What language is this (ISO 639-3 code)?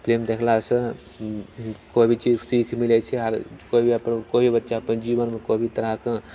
mai